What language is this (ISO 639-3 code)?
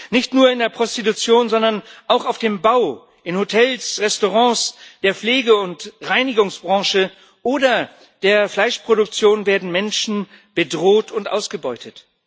deu